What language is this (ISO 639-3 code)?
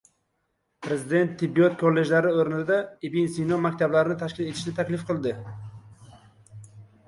uzb